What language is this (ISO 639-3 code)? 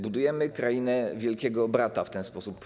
pol